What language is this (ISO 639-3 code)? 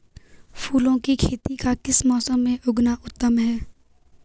hin